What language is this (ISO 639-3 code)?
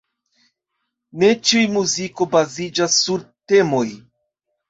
epo